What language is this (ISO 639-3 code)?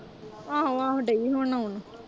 pan